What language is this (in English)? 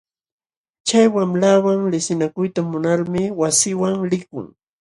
Jauja Wanca Quechua